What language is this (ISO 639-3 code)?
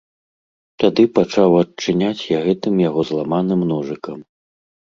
bel